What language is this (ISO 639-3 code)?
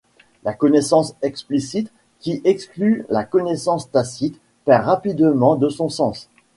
fra